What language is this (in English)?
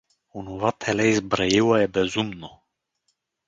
Bulgarian